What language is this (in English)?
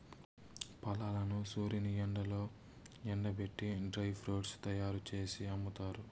Telugu